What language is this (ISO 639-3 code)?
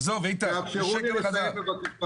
heb